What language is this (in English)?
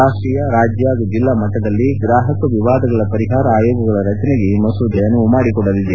Kannada